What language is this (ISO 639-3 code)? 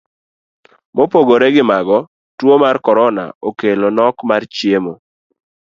luo